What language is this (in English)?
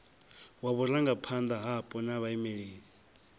Venda